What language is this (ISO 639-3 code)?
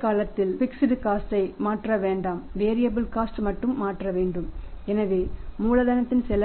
tam